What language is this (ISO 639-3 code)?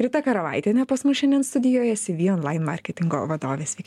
lit